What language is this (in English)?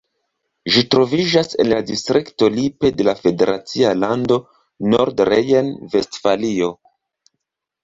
Esperanto